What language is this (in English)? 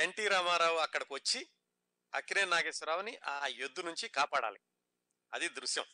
Telugu